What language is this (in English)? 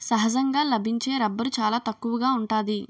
Telugu